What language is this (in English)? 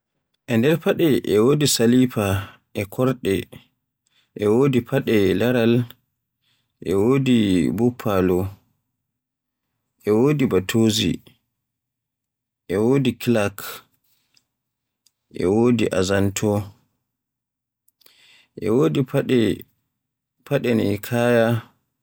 Borgu Fulfulde